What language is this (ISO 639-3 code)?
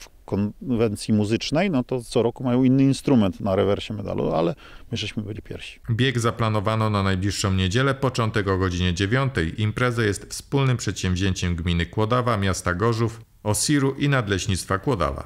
pol